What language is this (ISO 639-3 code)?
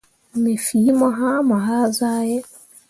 mua